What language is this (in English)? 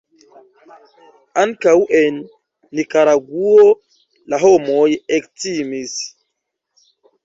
Esperanto